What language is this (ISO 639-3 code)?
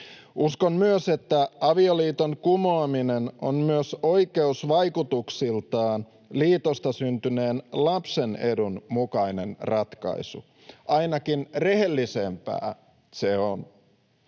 fin